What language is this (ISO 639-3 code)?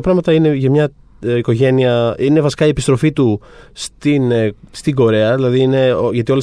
ell